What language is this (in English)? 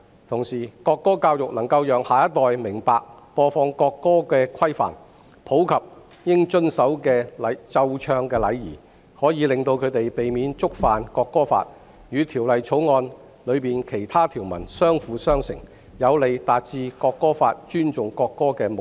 Cantonese